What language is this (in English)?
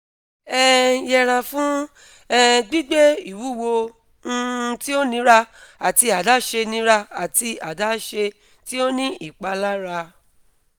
Yoruba